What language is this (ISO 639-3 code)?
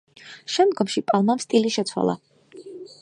kat